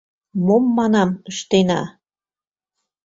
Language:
Mari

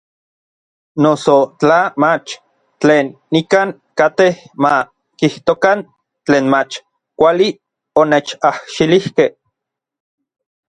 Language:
Orizaba Nahuatl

